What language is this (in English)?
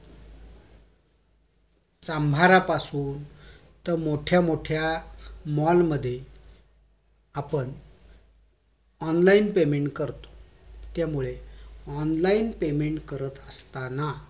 Marathi